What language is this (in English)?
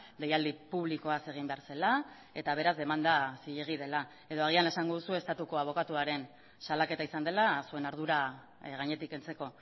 Basque